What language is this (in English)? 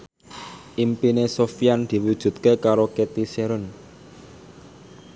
Javanese